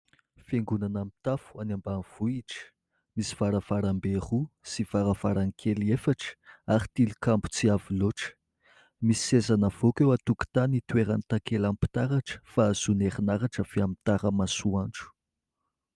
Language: Malagasy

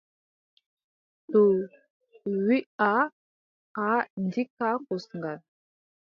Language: Adamawa Fulfulde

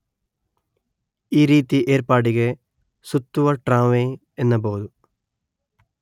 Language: Kannada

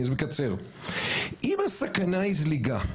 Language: Hebrew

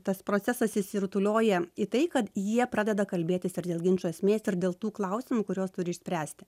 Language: Lithuanian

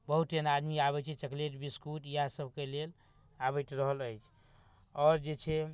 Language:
Maithili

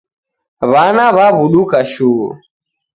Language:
Taita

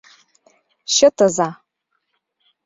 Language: Mari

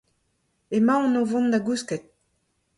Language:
Breton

